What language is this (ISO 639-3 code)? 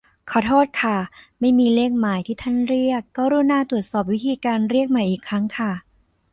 tha